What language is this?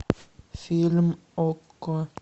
Russian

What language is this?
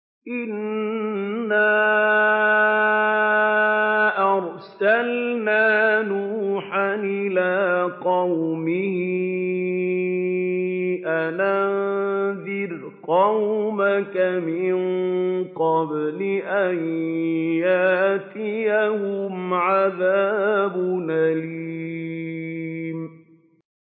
Arabic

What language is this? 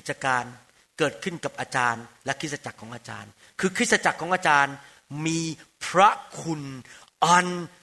Thai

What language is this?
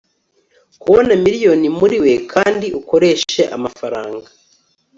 Kinyarwanda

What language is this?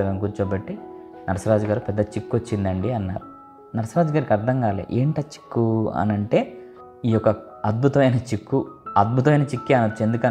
Telugu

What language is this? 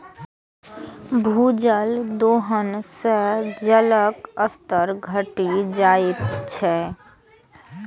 Maithili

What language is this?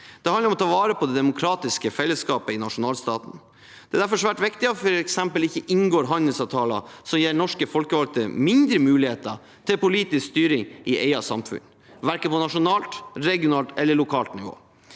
Norwegian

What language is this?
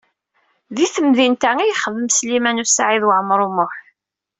Kabyle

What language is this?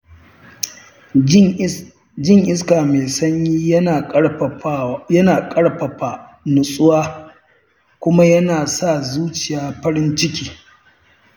Hausa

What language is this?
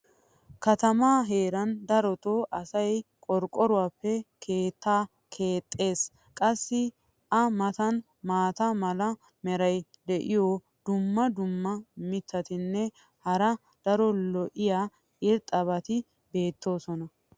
Wolaytta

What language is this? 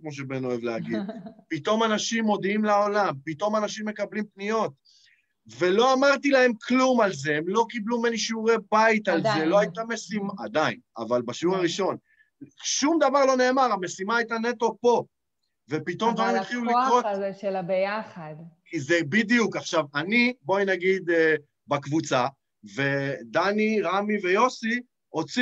Hebrew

